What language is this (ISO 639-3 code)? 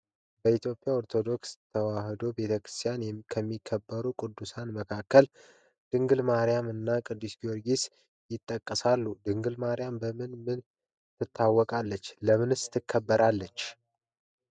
amh